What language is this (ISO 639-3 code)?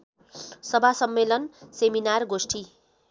nep